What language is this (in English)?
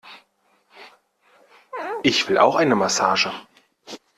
German